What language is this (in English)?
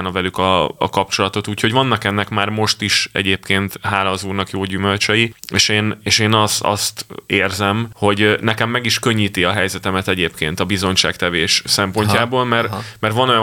Hungarian